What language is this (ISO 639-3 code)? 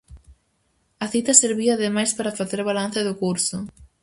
glg